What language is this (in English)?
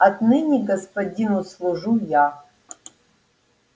Russian